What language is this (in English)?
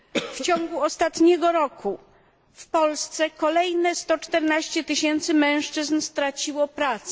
Polish